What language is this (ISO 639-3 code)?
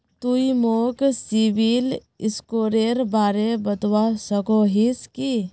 mag